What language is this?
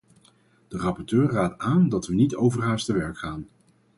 Dutch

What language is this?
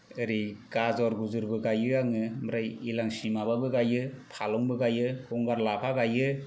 Bodo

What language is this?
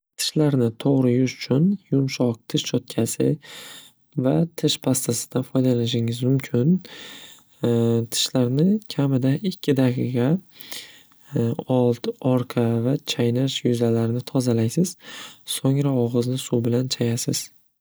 Uzbek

